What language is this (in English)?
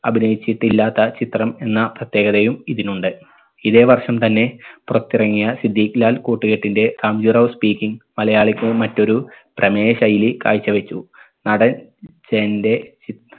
Malayalam